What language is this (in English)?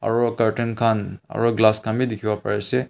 Naga Pidgin